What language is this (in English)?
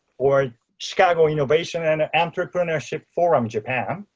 English